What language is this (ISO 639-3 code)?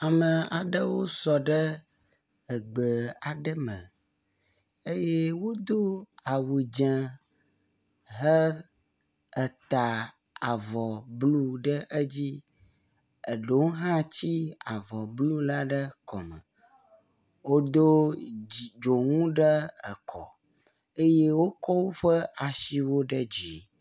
ewe